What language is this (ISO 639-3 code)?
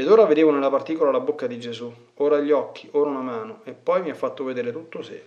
ita